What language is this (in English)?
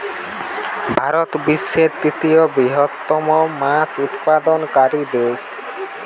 Bangla